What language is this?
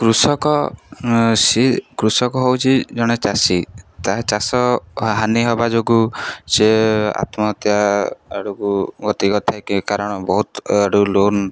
Odia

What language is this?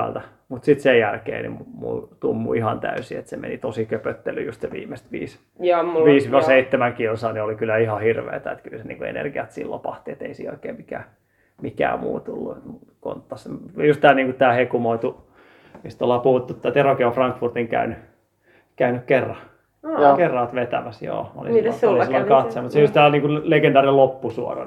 Finnish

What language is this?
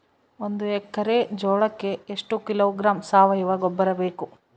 Kannada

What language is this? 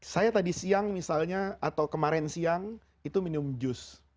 Indonesian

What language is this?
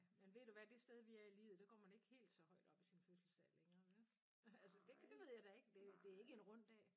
Danish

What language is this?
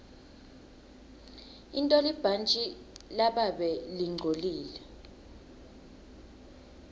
Swati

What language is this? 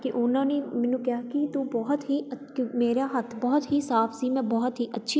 Punjabi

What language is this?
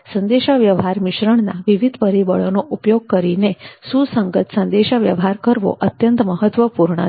Gujarati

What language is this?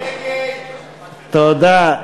Hebrew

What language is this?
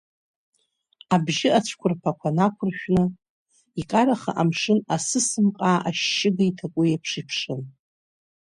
Abkhazian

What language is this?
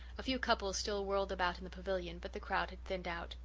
English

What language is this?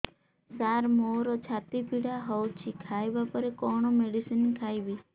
Odia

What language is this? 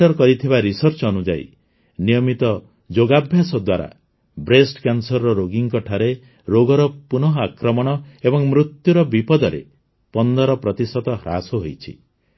Odia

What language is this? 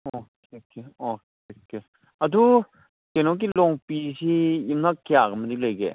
Manipuri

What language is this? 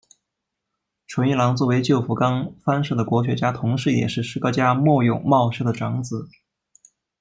Chinese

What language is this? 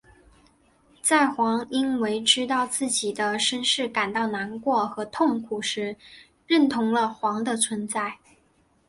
Chinese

